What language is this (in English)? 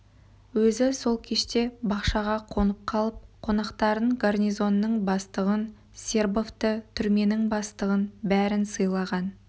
Kazakh